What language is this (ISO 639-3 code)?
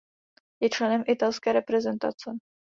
ces